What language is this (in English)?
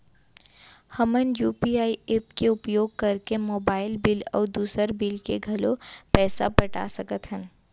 Chhattisgarhi